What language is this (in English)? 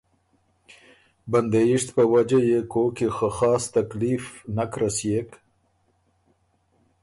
Ormuri